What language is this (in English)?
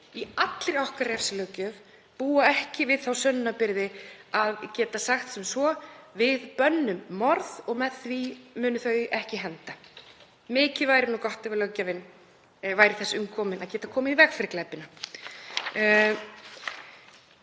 Icelandic